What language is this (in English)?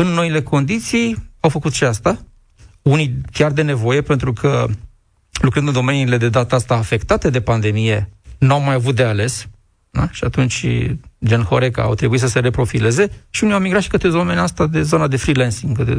Romanian